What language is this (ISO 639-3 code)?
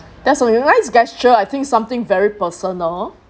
eng